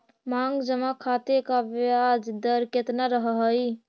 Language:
Magahi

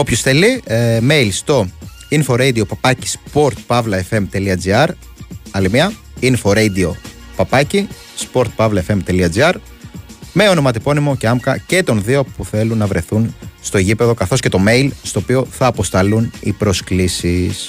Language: Greek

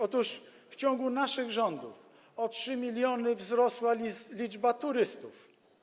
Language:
Polish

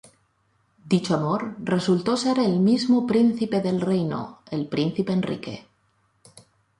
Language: Spanish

